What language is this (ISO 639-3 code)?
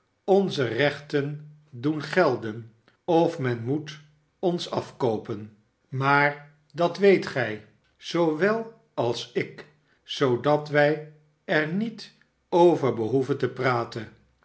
nld